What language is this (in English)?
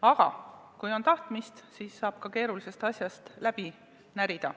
Estonian